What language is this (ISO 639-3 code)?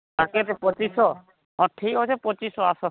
ori